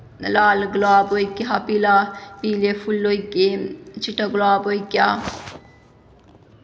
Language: Dogri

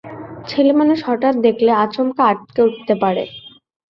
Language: Bangla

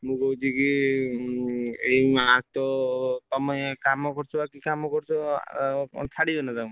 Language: Odia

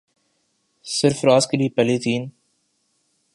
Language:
Urdu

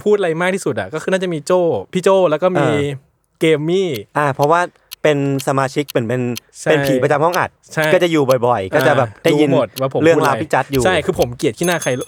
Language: Thai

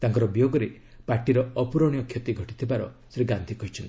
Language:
Odia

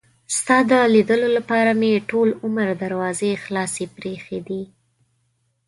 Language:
Pashto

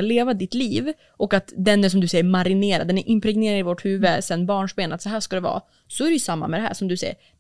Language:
Swedish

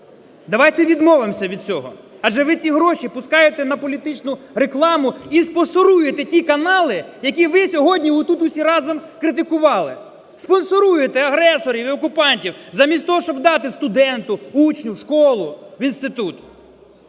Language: Ukrainian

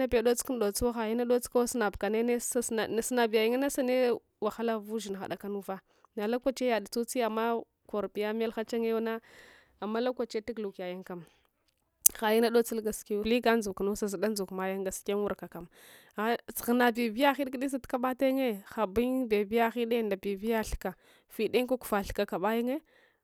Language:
Hwana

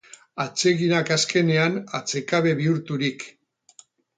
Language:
Basque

